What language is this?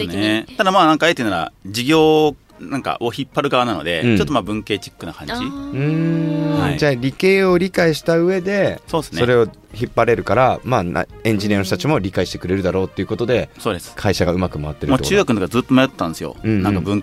Japanese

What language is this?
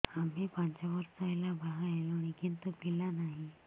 Odia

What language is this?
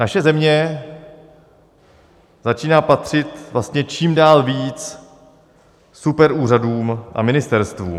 Czech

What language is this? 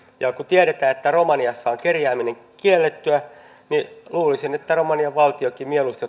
Finnish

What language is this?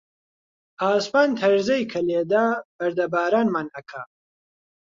Central Kurdish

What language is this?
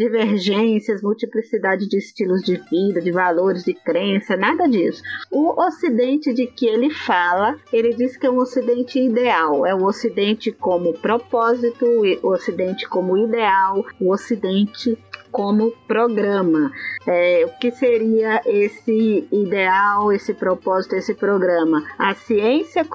Portuguese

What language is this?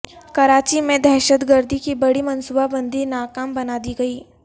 Urdu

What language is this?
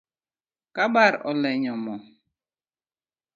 Luo (Kenya and Tanzania)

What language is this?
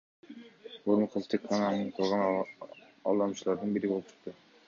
Kyrgyz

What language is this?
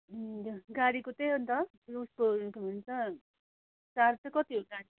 Nepali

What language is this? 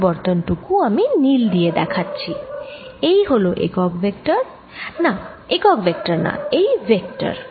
Bangla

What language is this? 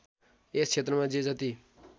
Nepali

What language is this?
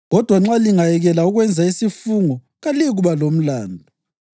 North Ndebele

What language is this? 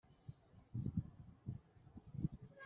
Kinyarwanda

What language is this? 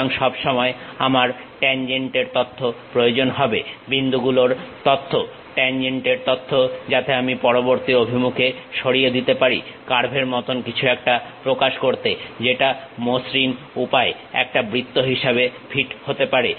Bangla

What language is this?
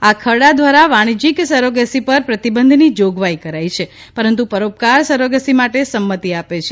Gujarati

